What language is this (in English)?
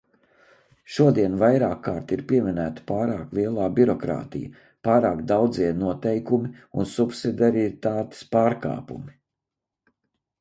Latvian